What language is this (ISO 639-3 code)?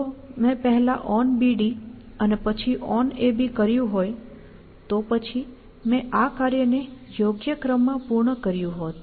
guj